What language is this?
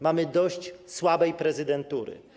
Polish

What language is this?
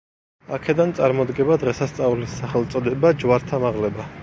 Georgian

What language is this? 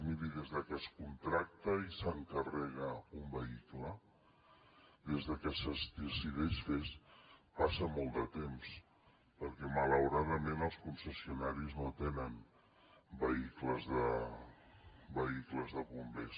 Catalan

